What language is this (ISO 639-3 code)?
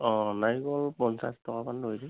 asm